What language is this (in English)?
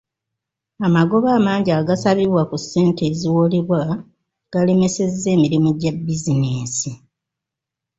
Ganda